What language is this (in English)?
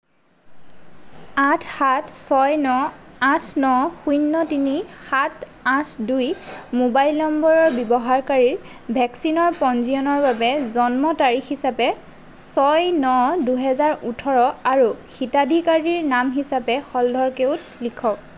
Assamese